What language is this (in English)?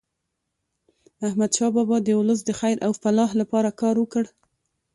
Pashto